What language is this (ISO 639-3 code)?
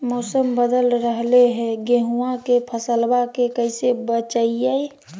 mag